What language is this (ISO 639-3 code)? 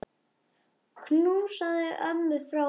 isl